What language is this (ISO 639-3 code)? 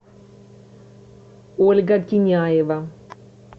rus